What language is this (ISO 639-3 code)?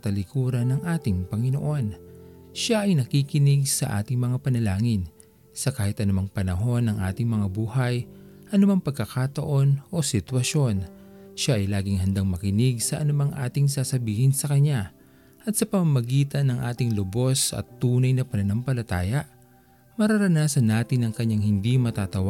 fil